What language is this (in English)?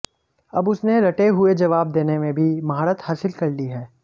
Hindi